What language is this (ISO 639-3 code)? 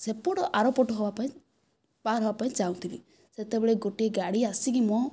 ori